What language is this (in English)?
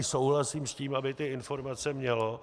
Czech